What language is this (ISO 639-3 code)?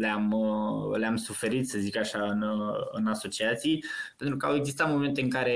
ron